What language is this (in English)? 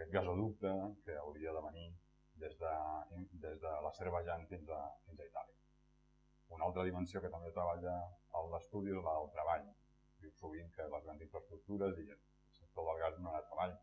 French